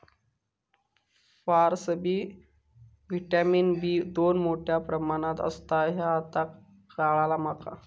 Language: Marathi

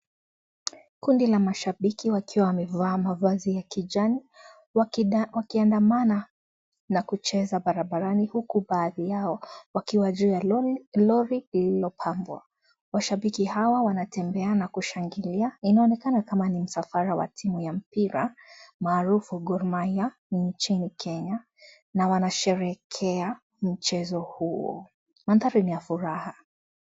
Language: Swahili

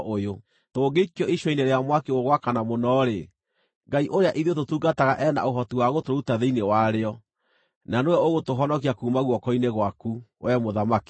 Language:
Kikuyu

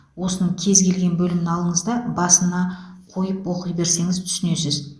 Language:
Kazakh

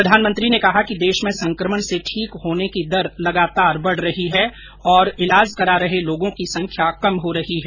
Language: Hindi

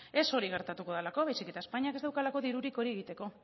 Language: Basque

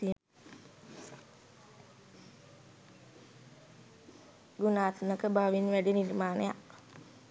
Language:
Sinhala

